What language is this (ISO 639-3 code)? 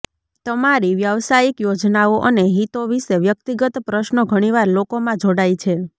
guj